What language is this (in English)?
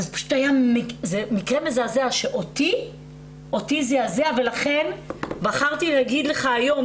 Hebrew